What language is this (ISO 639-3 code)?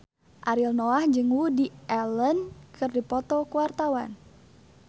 sun